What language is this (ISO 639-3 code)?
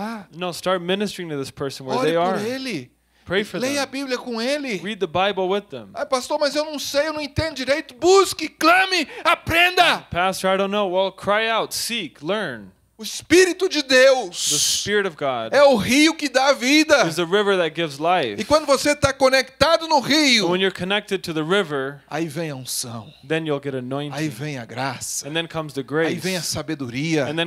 por